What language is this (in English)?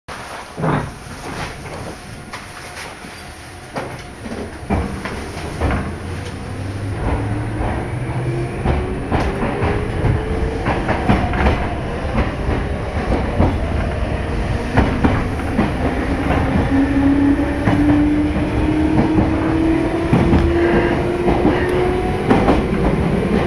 Japanese